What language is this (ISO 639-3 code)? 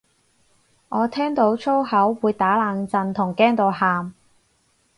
yue